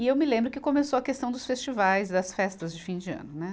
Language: Portuguese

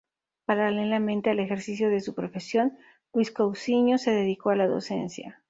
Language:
Spanish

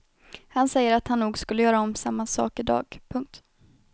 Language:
Swedish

